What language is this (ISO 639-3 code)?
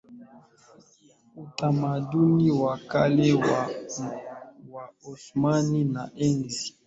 swa